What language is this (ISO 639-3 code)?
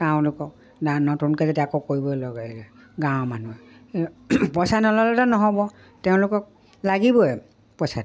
asm